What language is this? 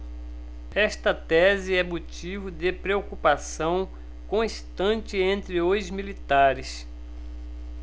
Portuguese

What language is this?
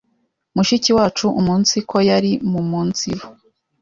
Kinyarwanda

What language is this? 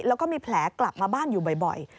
Thai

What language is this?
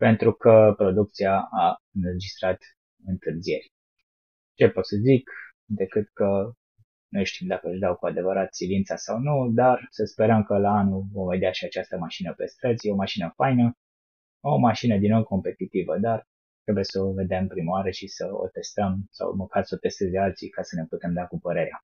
Romanian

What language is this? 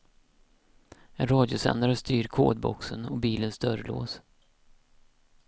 Swedish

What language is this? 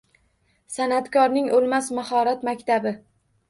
Uzbek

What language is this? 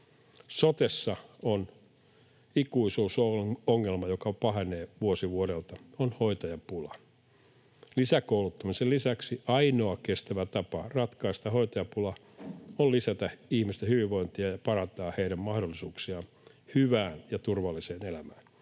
Finnish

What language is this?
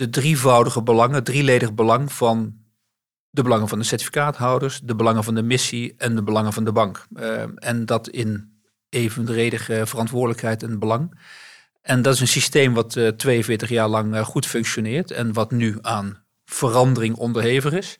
Dutch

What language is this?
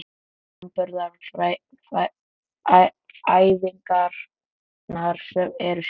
Icelandic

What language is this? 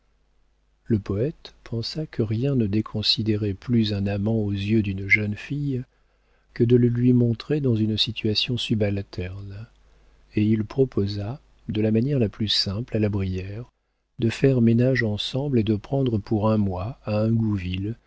French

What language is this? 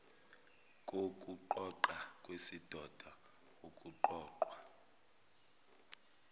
Zulu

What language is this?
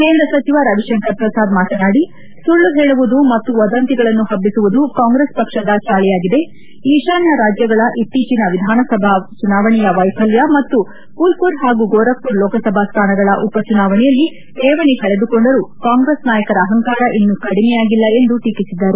Kannada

